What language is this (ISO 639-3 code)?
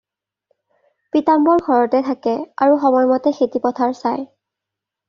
asm